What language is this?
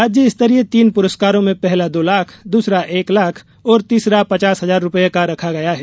Hindi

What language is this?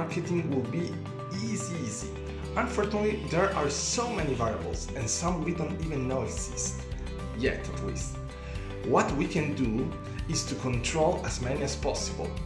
English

